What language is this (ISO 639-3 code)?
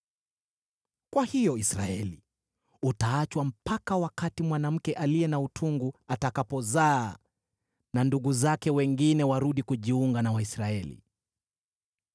swa